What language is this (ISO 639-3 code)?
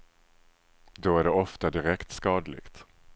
swe